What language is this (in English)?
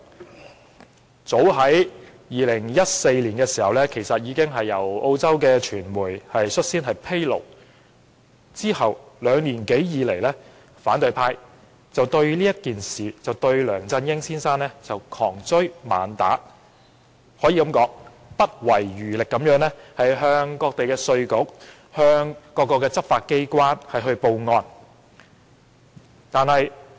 Cantonese